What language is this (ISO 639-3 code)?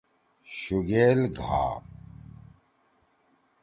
trw